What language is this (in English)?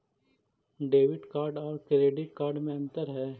Magahi